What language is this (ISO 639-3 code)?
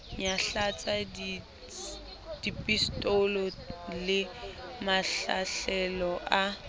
sot